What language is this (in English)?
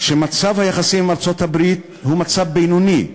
Hebrew